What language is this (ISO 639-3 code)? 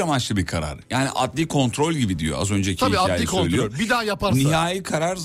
tur